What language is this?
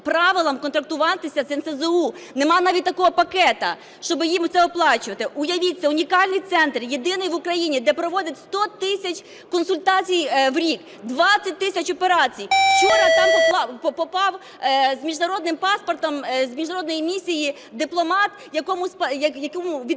Ukrainian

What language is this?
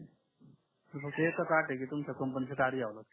Marathi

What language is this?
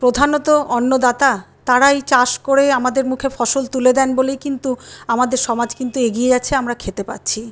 Bangla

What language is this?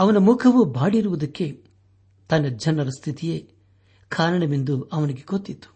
Kannada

